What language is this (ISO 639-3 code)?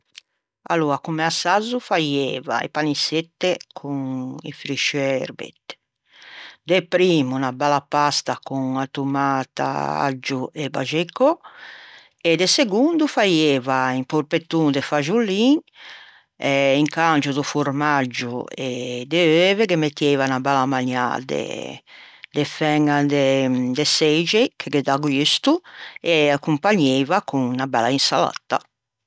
lij